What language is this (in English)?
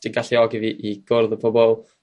Welsh